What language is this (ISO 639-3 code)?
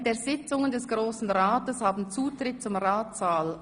gsw